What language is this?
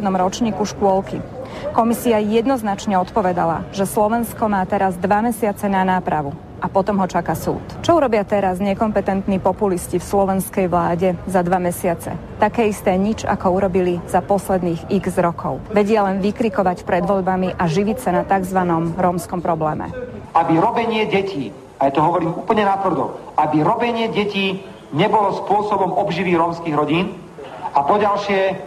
Slovak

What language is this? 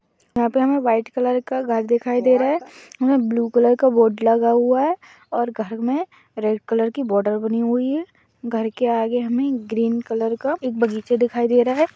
Magahi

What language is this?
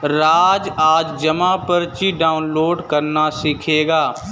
Hindi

